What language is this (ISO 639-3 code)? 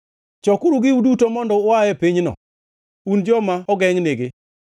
luo